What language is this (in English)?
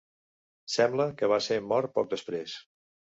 Catalan